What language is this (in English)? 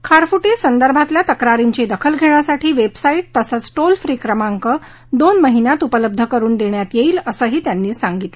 Marathi